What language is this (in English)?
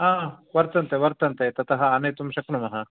Sanskrit